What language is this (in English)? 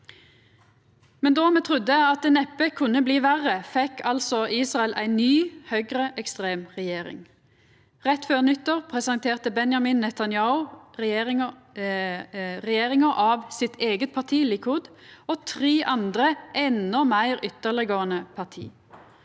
Norwegian